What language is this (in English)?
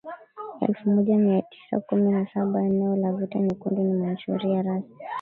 Swahili